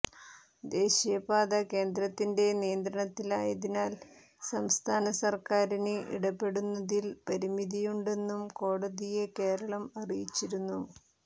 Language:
Malayalam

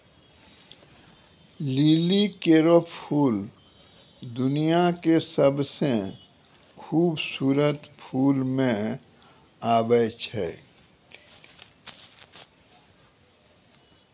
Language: Maithili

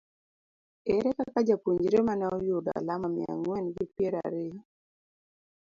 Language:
Luo (Kenya and Tanzania)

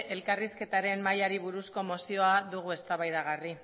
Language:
Basque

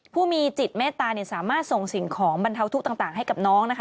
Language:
Thai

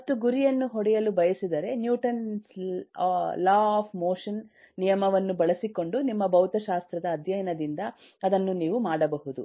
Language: Kannada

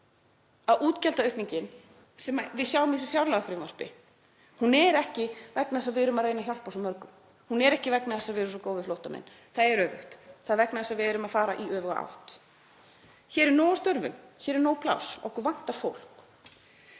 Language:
Icelandic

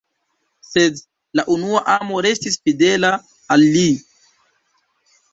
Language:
Esperanto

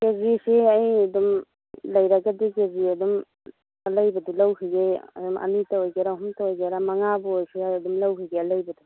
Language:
Manipuri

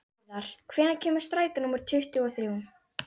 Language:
Icelandic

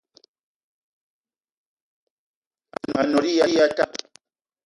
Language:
Eton (Cameroon)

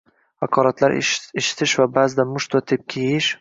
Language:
Uzbek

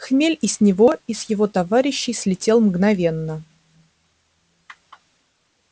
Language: Russian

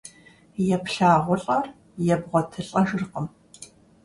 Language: Kabardian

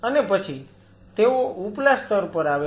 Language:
Gujarati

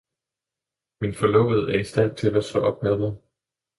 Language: Danish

